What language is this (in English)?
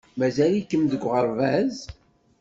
Kabyle